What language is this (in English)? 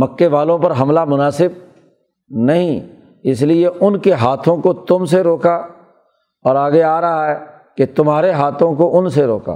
Urdu